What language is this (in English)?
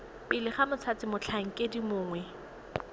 Tswana